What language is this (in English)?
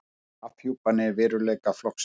Icelandic